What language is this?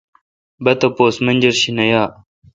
Kalkoti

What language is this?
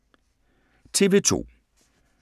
Danish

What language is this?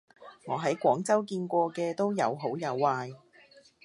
Cantonese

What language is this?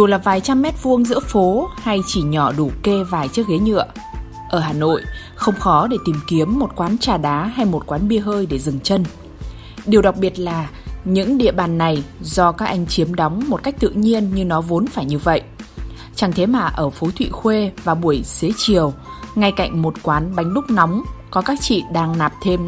Vietnamese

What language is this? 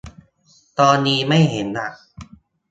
Thai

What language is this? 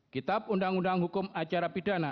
Indonesian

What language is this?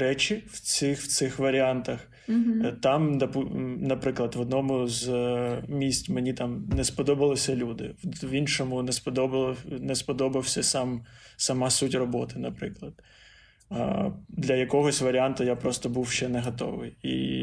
Ukrainian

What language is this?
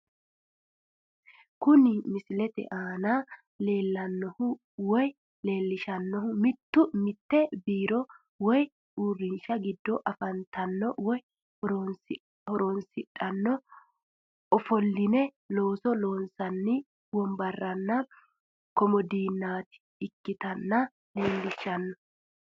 Sidamo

